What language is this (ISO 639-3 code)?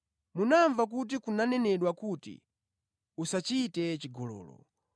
nya